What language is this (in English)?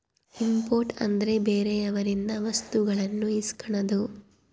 Kannada